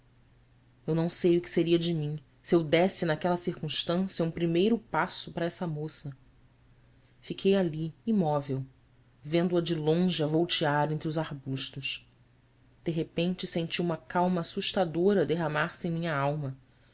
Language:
Portuguese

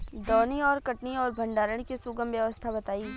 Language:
Bhojpuri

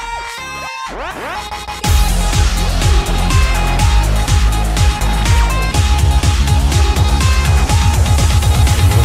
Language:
Japanese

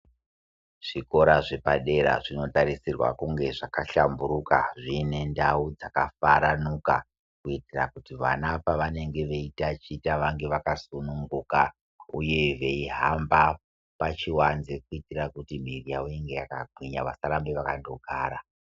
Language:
Ndau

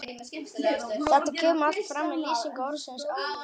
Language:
Icelandic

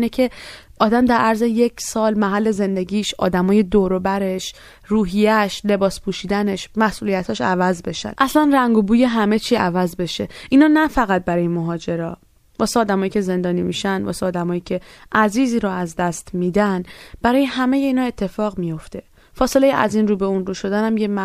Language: Persian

